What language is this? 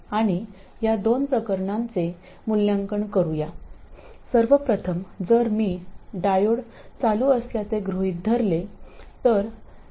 Marathi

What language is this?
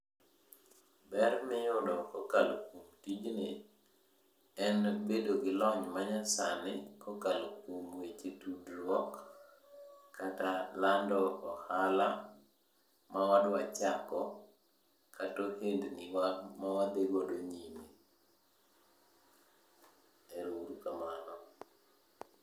Luo (Kenya and Tanzania)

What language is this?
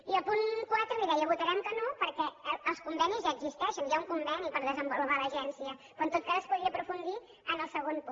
Catalan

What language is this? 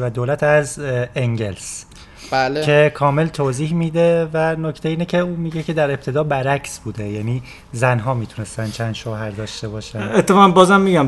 Persian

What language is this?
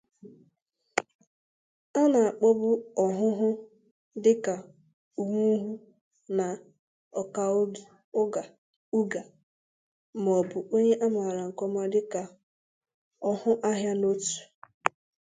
Igbo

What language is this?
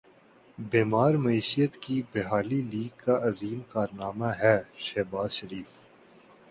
Urdu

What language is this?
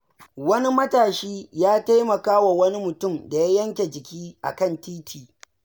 Hausa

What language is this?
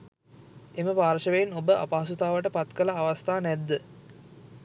Sinhala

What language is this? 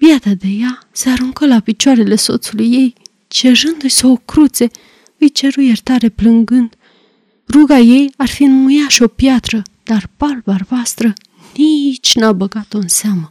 Romanian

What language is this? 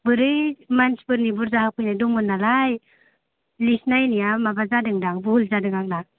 Bodo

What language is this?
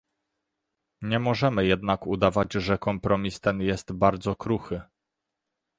Polish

